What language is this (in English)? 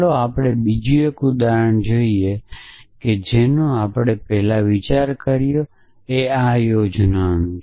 Gujarati